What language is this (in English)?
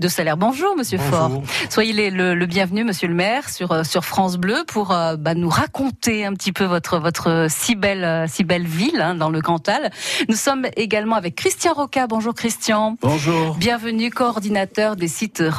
French